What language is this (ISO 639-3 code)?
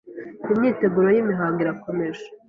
kin